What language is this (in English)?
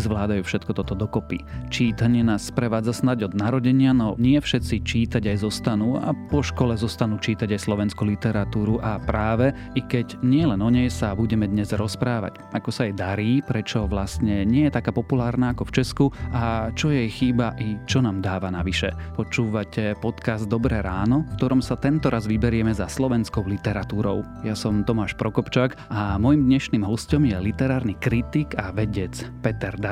Slovak